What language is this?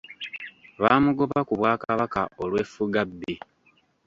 Ganda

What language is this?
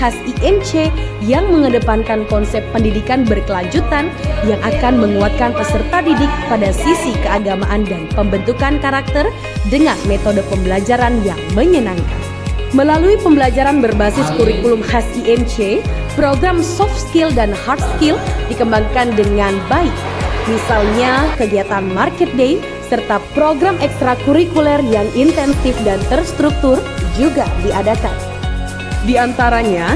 Indonesian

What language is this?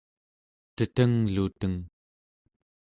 Central Yupik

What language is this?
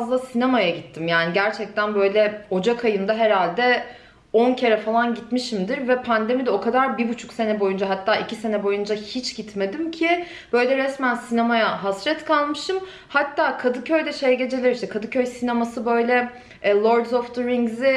Turkish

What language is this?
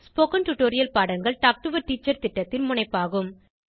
Tamil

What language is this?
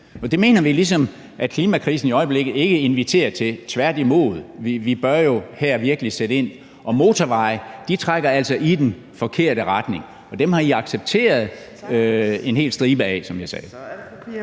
Danish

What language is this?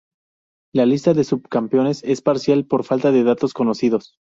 Spanish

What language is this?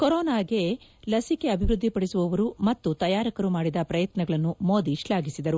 Kannada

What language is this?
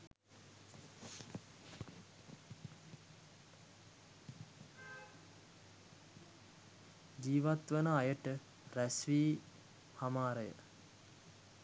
Sinhala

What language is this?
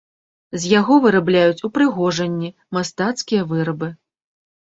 Belarusian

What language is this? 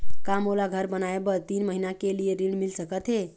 Chhattisgarhi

